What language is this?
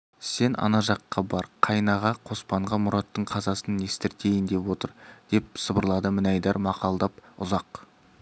Kazakh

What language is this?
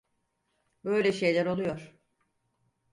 Turkish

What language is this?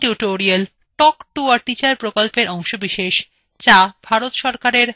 Bangla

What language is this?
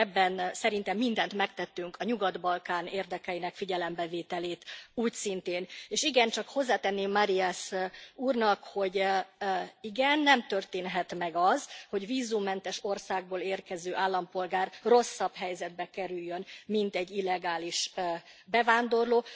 Hungarian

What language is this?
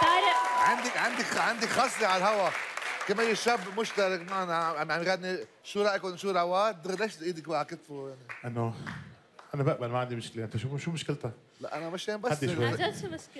Arabic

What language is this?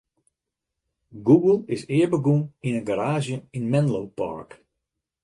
Western Frisian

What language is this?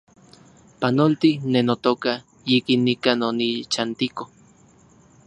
Central Puebla Nahuatl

